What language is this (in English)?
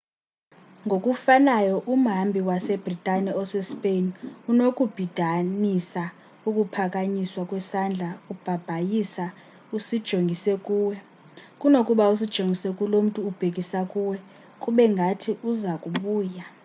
Xhosa